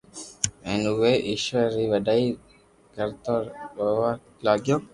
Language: Loarki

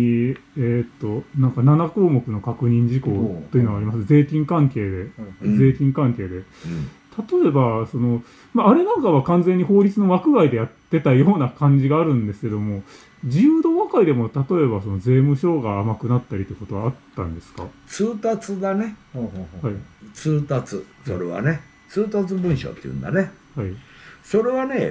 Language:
Japanese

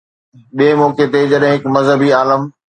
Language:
Sindhi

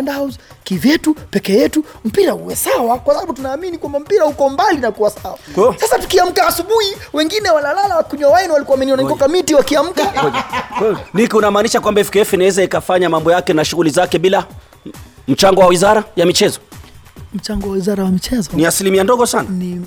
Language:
Swahili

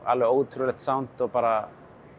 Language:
Icelandic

